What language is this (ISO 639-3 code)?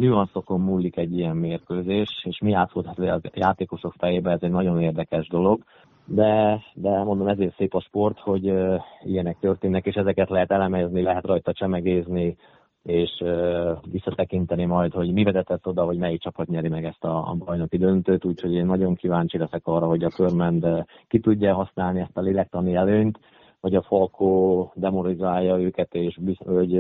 hun